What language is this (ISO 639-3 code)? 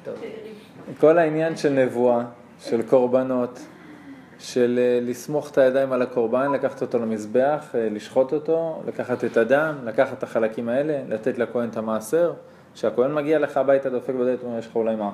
heb